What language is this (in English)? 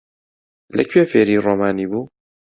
Central Kurdish